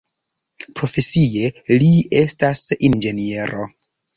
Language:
Esperanto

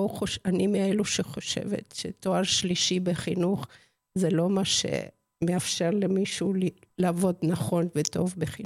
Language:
Hebrew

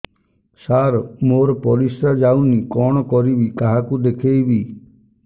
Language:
Odia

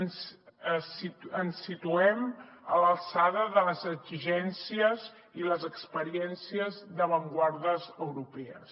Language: Catalan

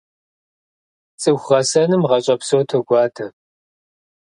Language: Kabardian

